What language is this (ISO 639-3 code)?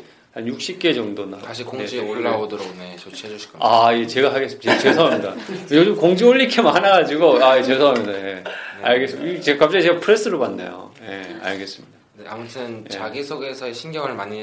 kor